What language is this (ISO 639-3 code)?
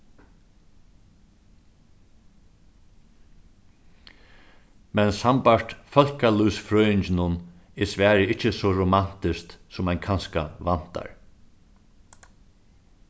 fao